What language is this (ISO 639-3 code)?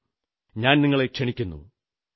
mal